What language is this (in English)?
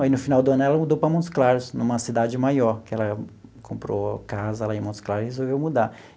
Portuguese